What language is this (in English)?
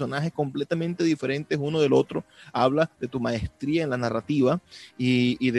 Spanish